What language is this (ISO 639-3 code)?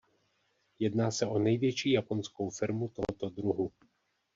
ces